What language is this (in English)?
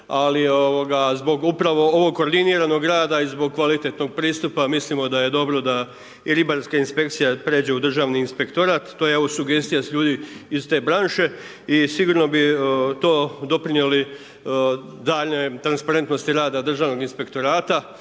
Croatian